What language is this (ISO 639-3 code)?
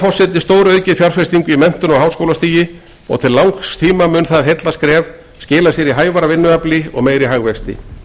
isl